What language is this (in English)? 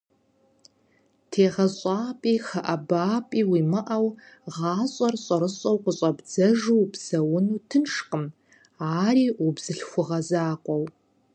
Kabardian